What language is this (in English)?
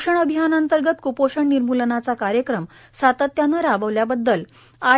Marathi